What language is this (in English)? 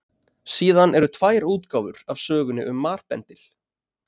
Icelandic